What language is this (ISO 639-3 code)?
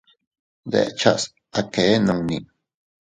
cut